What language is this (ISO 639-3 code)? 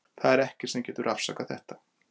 isl